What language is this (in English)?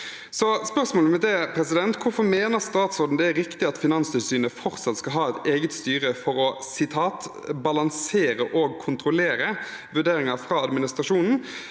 Norwegian